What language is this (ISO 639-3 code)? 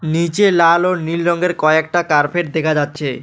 ben